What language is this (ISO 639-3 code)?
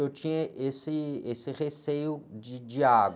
por